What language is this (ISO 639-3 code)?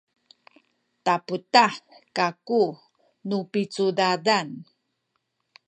szy